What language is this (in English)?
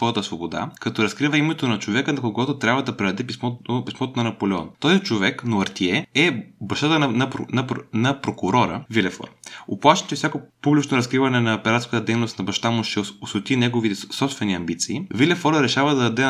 Bulgarian